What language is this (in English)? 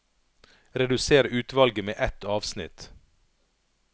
Norwegian